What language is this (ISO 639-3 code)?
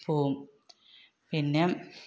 mal